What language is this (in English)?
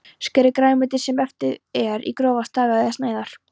Icelandic